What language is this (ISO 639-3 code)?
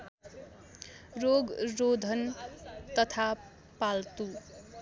nep